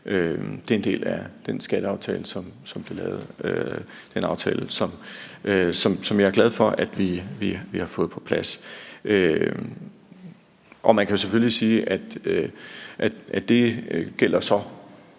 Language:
Danish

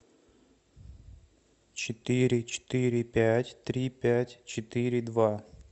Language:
Russian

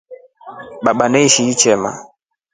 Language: Rombo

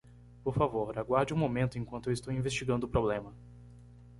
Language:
Portuguese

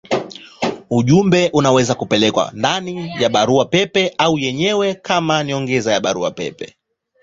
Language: Swahili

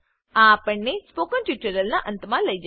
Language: Gujarati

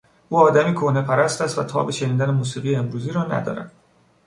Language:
Persian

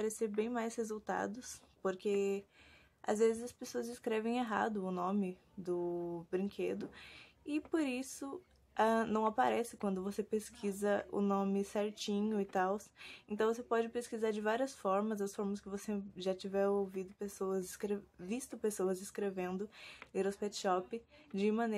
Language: Portuguese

